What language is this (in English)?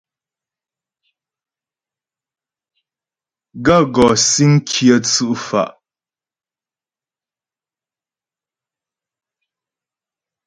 Ghomala